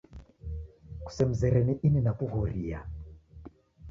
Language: Taita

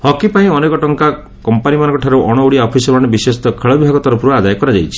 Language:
Odia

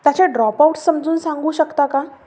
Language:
Marathi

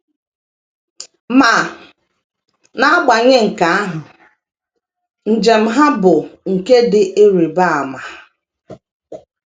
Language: Igbo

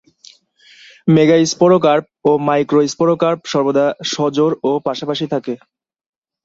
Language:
Bangla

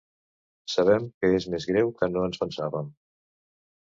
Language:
Catalan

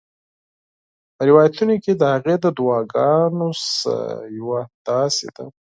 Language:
Pashto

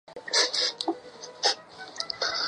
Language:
Chinese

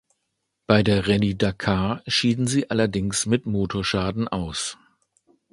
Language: German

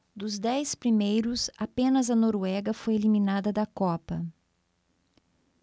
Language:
Portuguese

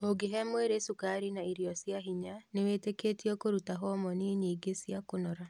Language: Kikuyu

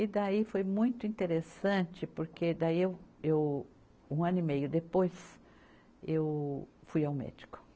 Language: Portuguese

